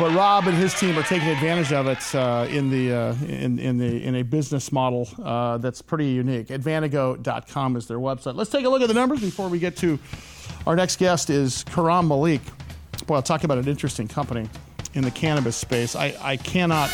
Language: English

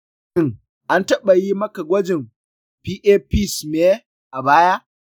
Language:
Hausa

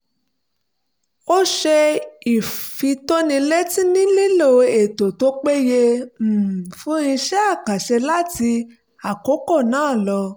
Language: Yoruba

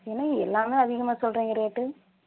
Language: Tamil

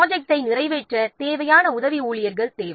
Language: Tamil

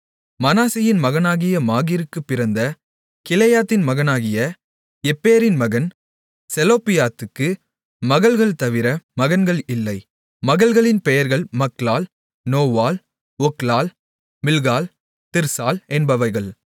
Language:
Tamil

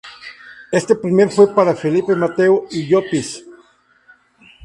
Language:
Spanish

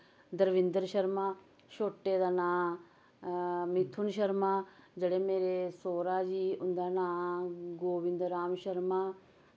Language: Dogri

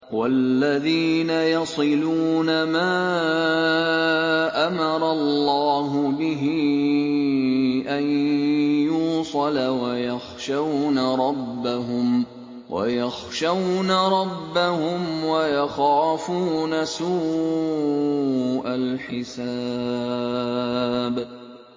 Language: Arabic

